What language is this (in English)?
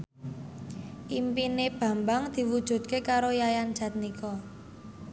Javanese